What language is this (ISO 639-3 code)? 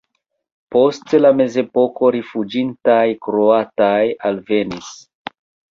epo